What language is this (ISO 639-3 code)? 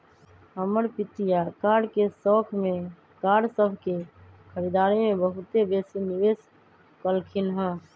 mag